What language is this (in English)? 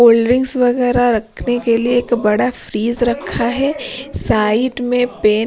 Hindi